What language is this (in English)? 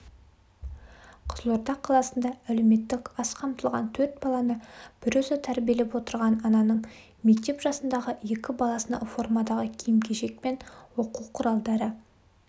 Kazakh